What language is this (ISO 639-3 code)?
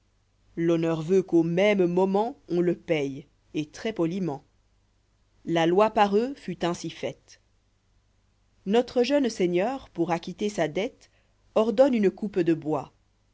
fra